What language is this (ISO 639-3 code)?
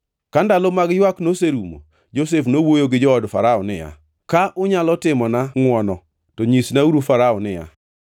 luo